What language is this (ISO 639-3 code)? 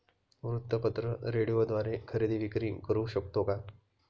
mar